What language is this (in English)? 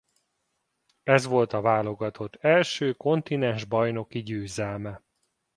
Hungarian